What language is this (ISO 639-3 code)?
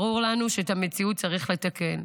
heb